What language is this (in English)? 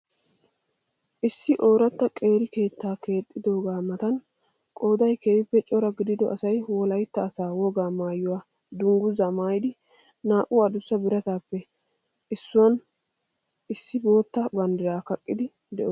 Wolaytta